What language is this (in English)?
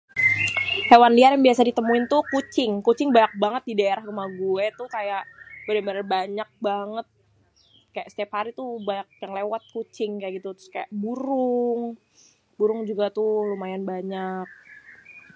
Betawi